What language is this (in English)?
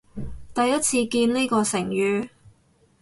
Cantonese